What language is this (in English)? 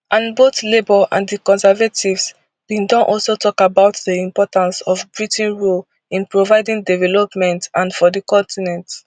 Nigerian Pidgin